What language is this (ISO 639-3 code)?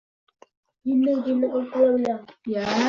uzb